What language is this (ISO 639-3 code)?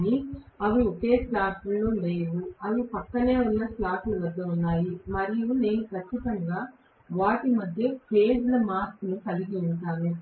tel